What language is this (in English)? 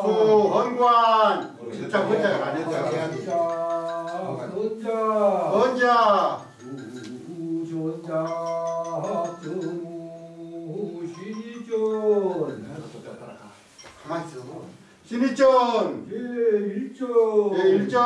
Korean